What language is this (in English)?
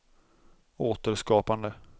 Swedish